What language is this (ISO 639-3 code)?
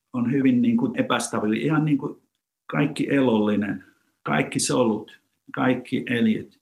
fin